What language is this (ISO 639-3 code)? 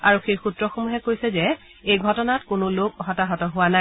asm